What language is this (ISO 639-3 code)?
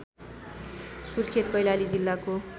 nep